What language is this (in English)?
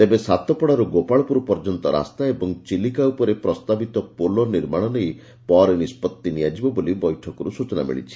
Odia